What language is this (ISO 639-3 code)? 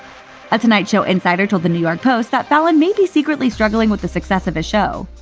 eng